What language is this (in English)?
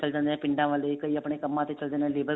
Punjabi